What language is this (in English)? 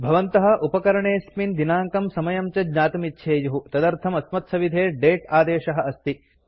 Sanskrit